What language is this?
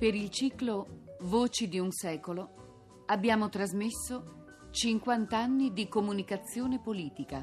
Italian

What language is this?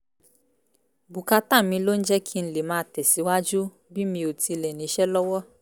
Yoruba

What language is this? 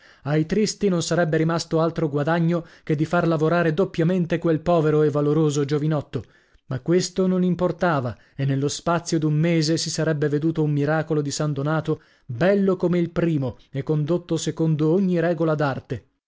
Italian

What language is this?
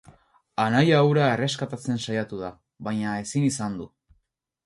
Basque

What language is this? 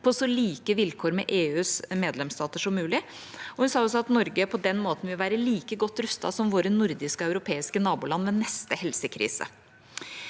Norwegian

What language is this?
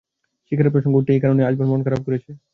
Bangla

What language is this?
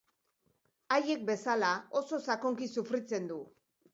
Basque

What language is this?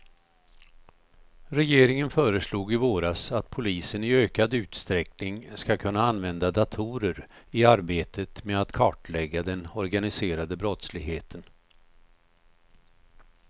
Swedish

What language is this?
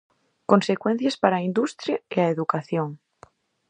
Galician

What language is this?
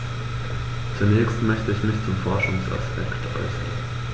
German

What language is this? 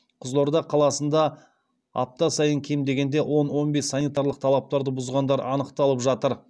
Kazakh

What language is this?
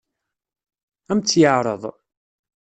Kabyle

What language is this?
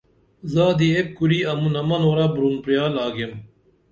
Dameli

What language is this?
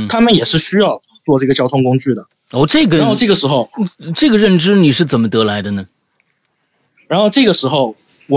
Chinese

